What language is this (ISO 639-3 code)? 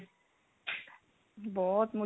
pan